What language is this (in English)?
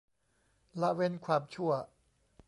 Thai